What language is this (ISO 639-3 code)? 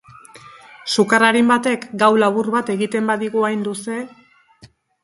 eus